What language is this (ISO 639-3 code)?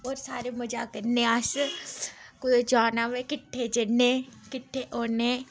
doi